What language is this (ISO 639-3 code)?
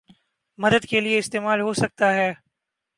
urd